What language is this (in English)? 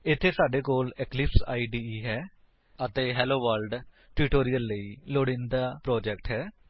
Punjabi